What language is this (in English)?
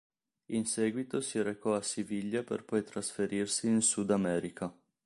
Italian